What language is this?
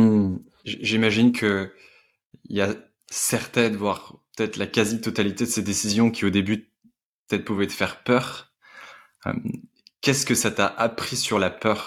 French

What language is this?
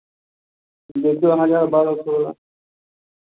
Maithili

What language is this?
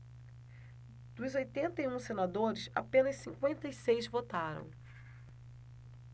Portuguese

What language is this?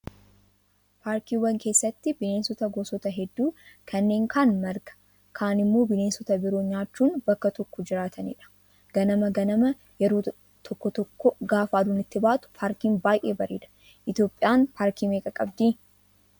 Oromo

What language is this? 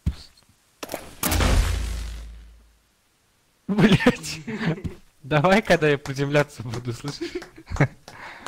Russian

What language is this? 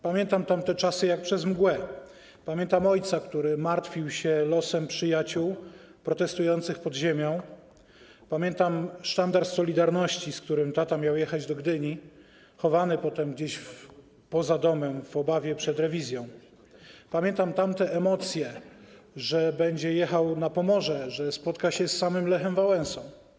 Polish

